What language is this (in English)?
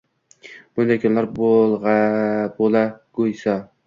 Uzbek